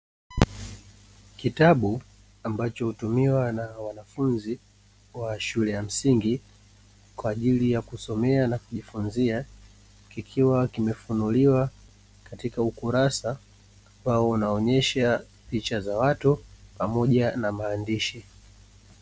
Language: Swahili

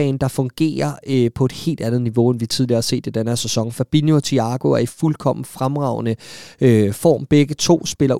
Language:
Danish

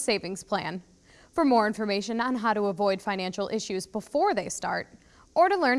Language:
English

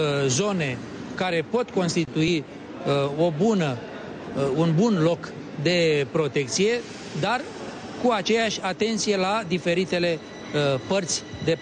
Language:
Romanian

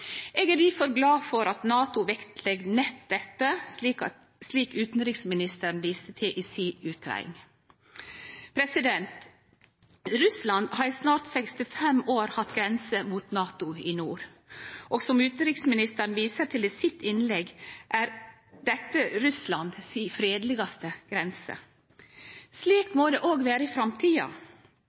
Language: Norwegian Nynorsk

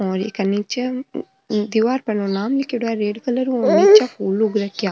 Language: Marwari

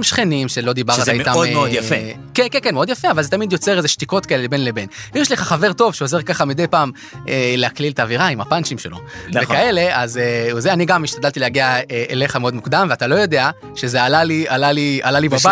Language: Hebrew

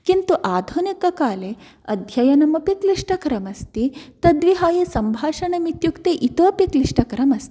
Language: Sanskrit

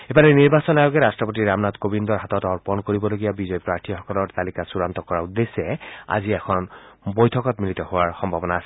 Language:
Assamese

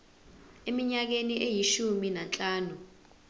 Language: Zulu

